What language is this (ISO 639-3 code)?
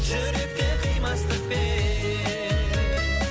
kaz